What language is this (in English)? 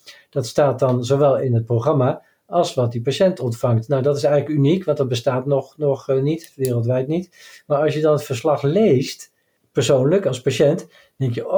Dutch